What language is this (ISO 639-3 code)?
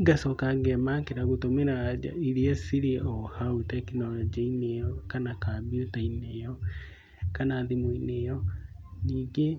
kik